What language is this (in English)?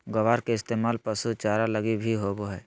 Magahi